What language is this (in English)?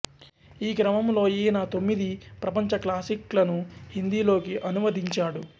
Telugu